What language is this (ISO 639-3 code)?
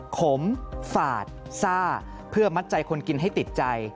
tha